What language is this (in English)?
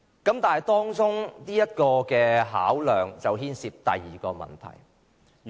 Cantonese